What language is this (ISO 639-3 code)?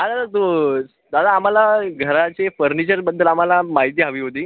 mar